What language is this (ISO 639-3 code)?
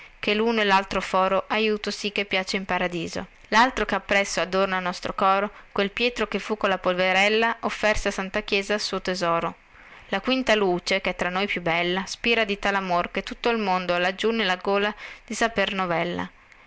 ita